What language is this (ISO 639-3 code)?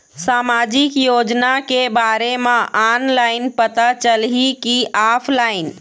hne